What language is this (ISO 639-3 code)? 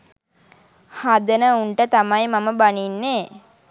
sin